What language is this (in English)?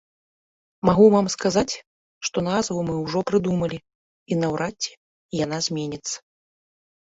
Belarusian